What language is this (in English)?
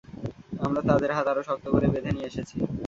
Bangla